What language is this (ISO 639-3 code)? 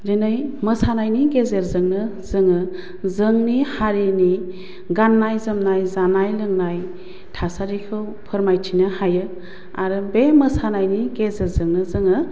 brx